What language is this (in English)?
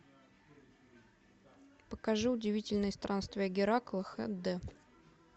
Russian